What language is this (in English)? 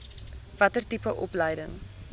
Afrikaans